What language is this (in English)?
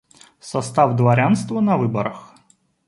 Russian